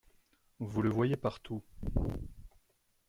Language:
French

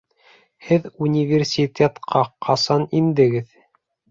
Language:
Bashkir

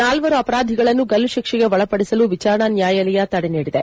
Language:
Kannada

